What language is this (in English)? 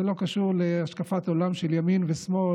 Hebrew